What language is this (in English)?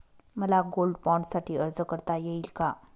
Marathi